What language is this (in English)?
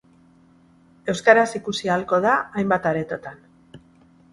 Basque